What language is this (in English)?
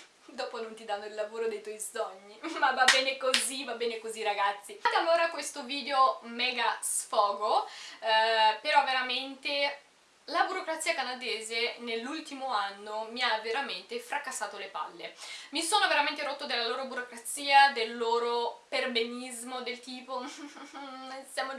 Italian